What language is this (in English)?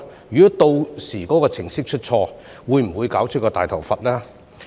Cantonese